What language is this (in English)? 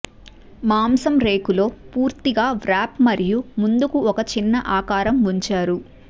Telugu